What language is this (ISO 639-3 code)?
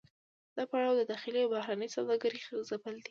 pus